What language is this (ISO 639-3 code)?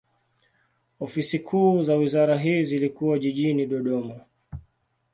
swa